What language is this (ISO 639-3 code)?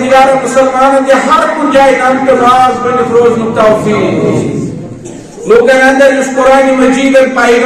tur